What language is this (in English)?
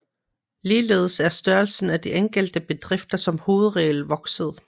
Danish